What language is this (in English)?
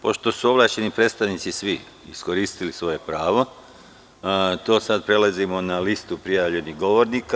Serbian